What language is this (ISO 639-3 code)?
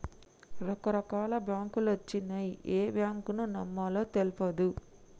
tel